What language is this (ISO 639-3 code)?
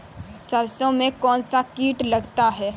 hin